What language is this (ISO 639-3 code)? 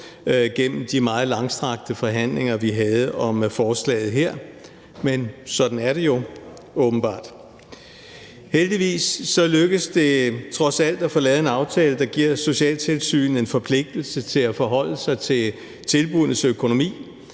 dan